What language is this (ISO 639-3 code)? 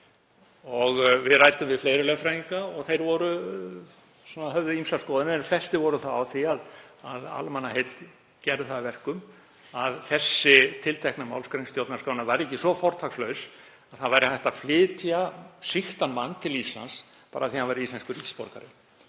isl